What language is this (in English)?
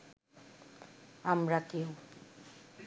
Bangla